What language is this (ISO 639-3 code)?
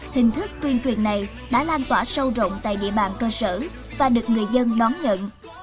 vie